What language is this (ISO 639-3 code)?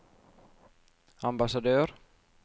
nor